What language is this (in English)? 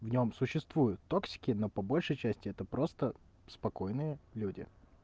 Russian